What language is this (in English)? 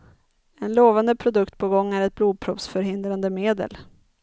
Swedish